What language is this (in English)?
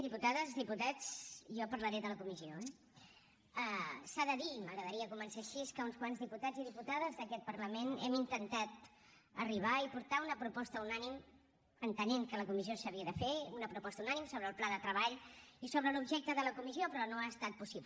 Catalan